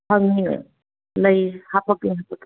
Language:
Manipuri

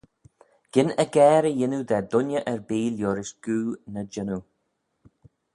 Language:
Manx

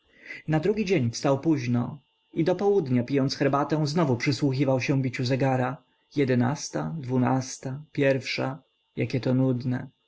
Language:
Polish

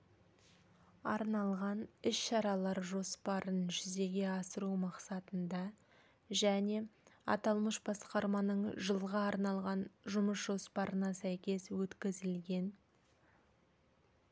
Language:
Kazakh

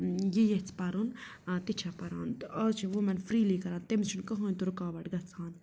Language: Kashmiri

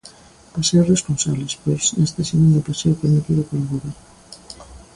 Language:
Galician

